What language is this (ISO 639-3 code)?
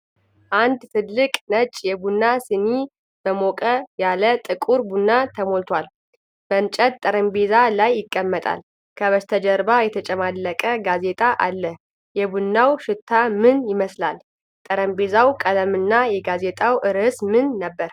amh